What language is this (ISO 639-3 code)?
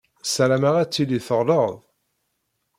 kab